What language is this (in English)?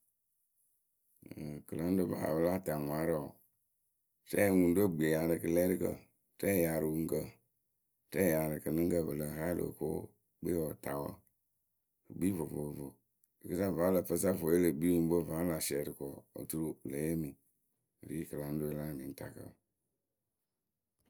Akebu